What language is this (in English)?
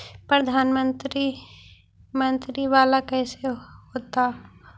Magahi